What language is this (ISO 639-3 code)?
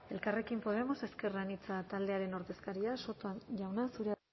eus